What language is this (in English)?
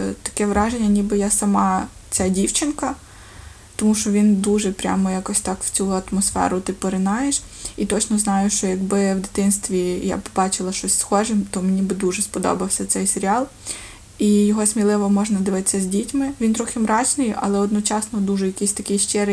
Ukrainian